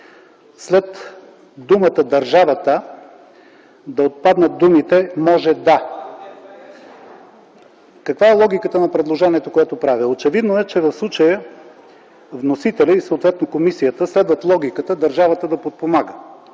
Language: Bulgarian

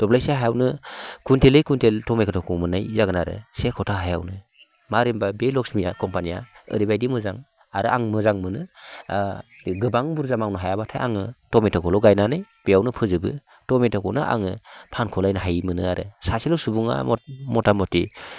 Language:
Bodo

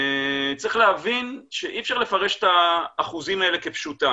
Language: Hebrew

